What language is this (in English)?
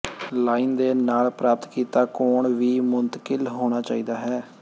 Punjabi